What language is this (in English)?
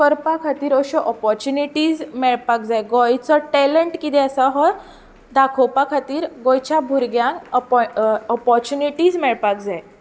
Konkani